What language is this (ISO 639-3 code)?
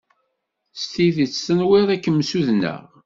kab